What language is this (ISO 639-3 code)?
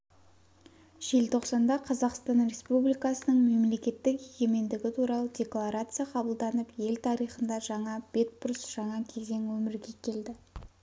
kaz